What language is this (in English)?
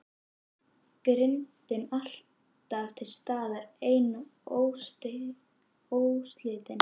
Icelandic